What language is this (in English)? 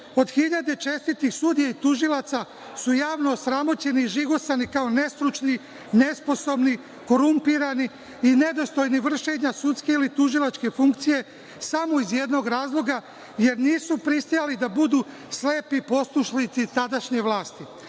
Serbian